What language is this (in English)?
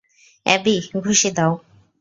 Bangla